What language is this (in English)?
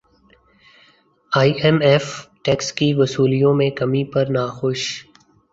Urdu